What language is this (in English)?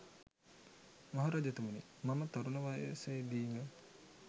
Sinhala